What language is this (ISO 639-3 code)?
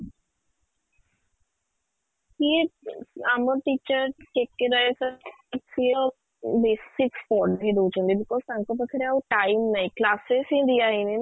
ori